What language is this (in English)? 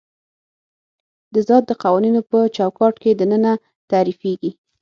Pashto